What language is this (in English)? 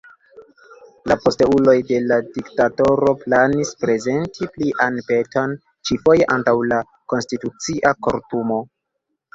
Esperanto